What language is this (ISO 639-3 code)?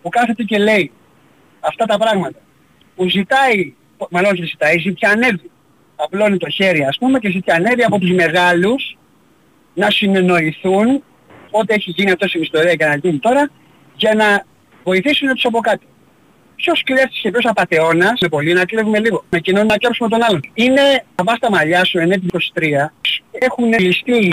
ell